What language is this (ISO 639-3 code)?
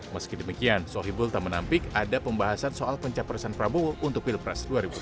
ind